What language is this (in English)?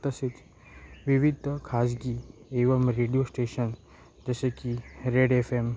Marathi